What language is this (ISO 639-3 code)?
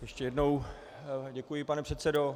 ces